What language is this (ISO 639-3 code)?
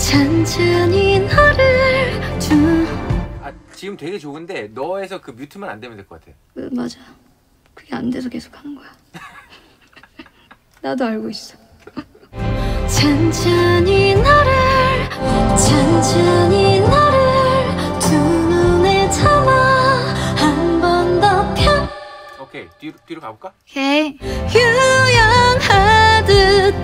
kor